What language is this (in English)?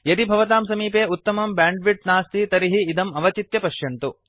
Sanskrit